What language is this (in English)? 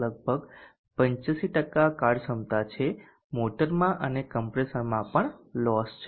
Gujarati